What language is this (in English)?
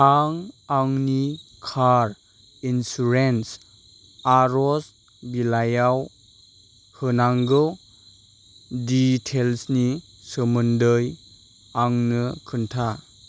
Bodo